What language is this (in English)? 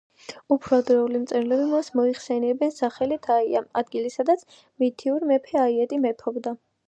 Georgian